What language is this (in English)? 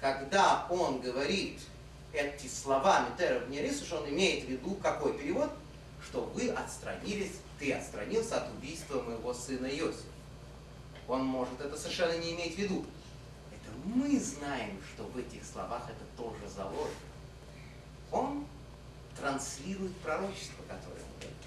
Russian